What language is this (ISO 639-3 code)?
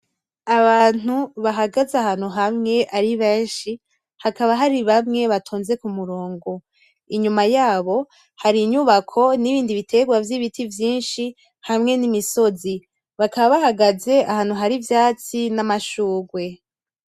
run